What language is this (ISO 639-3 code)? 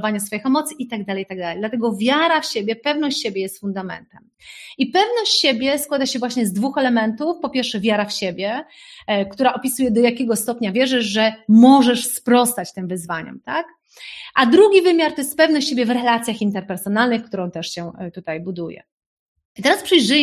pol